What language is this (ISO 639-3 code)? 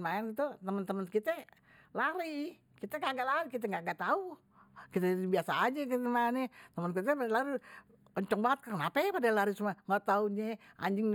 bew